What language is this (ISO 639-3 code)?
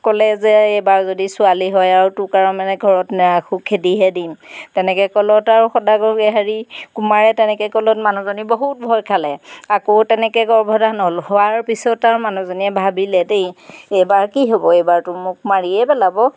asm